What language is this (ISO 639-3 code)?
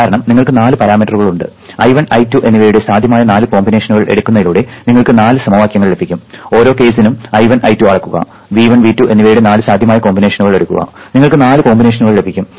mal